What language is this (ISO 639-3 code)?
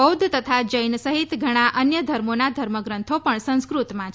guj